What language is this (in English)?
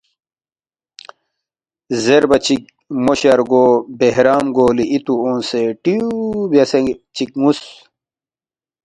Balti